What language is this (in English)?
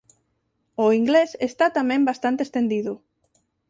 Galician